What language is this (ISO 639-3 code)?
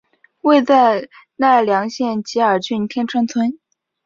zho